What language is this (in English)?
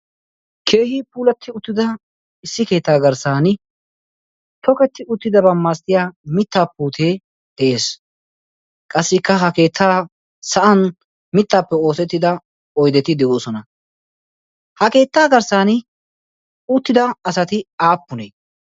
Wolaytta